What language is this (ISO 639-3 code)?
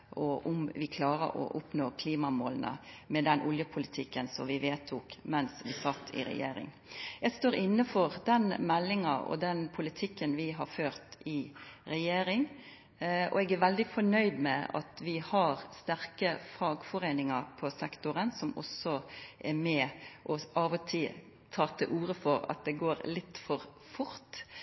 nno